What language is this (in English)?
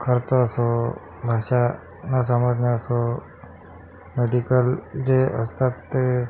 Marathi